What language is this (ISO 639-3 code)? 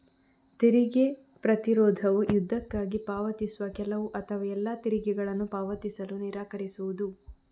kan